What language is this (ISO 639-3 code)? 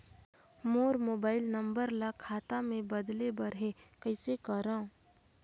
hne